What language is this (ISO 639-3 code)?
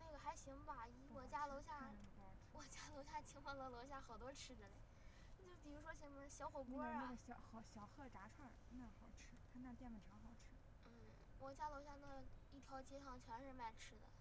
zho